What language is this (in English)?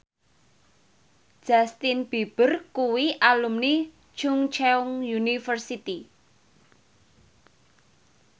Javanese